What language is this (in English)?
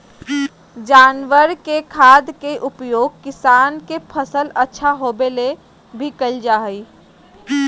Magahi